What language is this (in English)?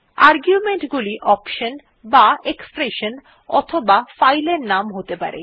Bangla